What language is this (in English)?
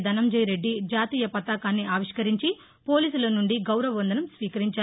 Telugu